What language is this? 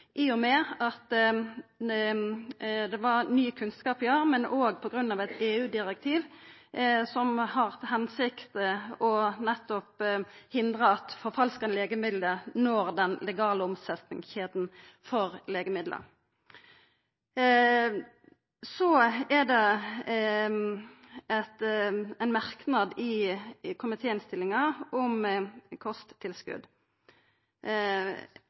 Norwegian Nynorsk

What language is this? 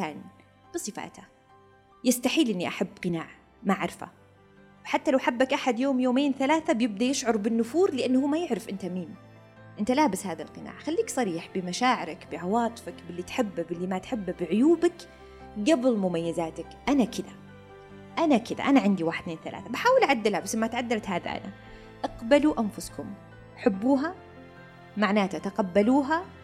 Arabic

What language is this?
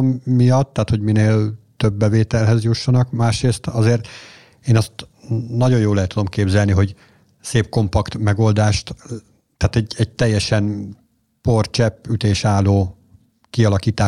Hungarian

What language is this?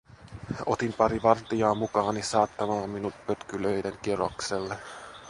Finnish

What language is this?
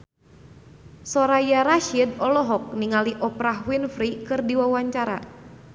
Sundanese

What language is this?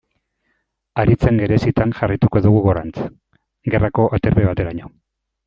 Basque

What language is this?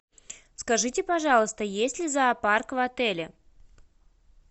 Russian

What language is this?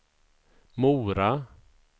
Swedish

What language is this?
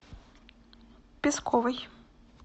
Russian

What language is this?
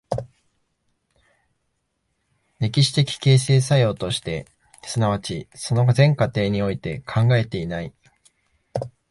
Japanese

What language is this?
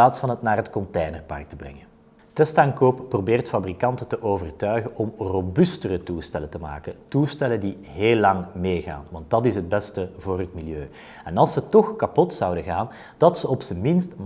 Dutch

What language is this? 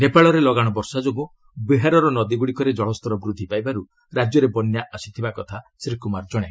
Odia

